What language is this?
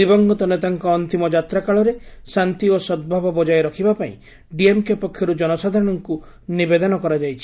Odia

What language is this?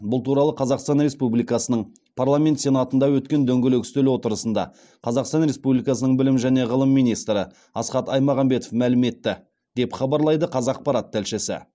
Kazakh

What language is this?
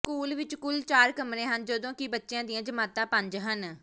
Punjabi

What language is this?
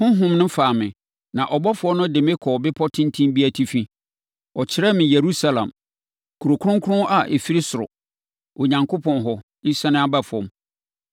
Akan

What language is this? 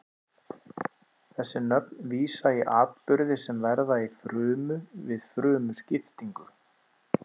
Icelandic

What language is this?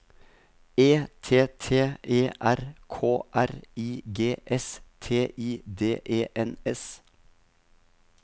Norwegian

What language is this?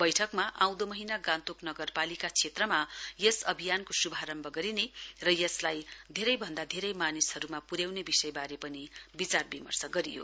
Nepali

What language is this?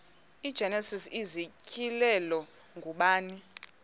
Xhosa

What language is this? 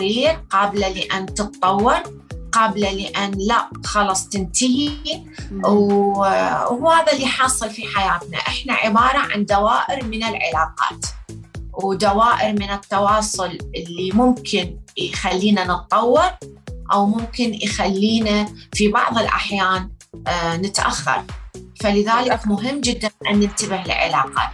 Arabic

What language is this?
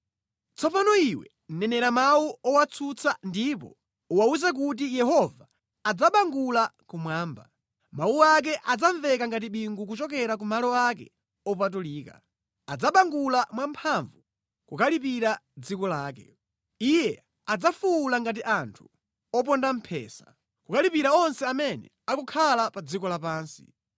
Nyanja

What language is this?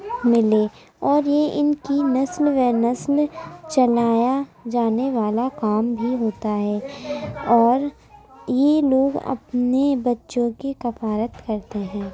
Urdu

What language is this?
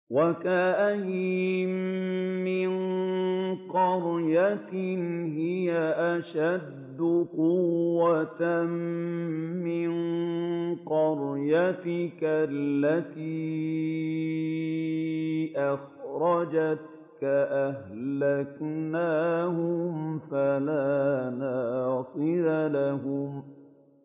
Arabic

